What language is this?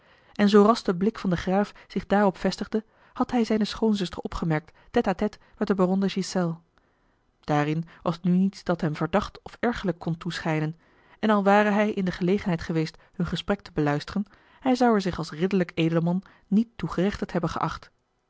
Dutch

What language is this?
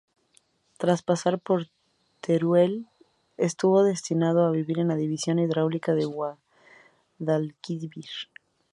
Spanish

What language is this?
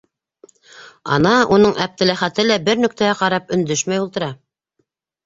Bashkir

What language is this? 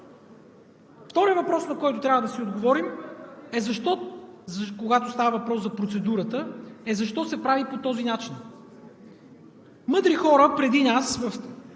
Bulgarian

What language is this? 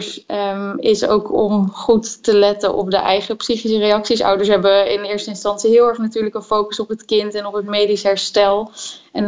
Dutch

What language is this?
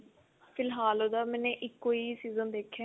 Punjabi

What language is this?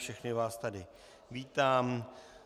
Czech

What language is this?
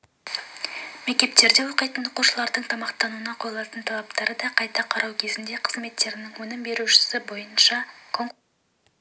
Kazakh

